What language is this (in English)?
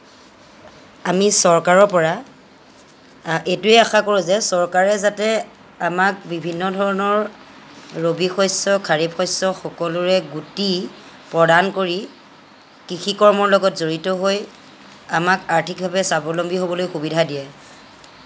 Assamese